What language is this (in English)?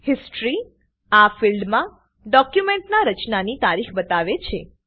Gujarati